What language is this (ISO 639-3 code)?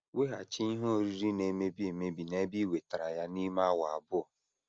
ibo